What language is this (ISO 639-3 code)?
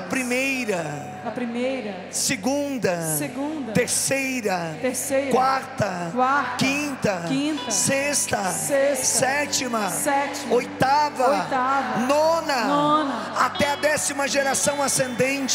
por